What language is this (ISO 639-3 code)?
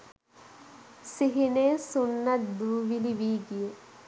sin